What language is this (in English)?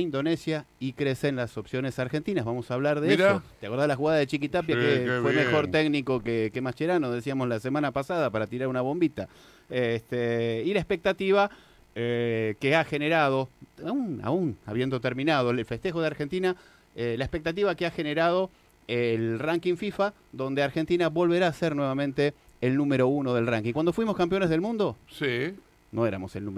Spanish